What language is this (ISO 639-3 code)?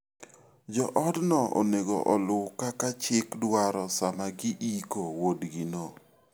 luo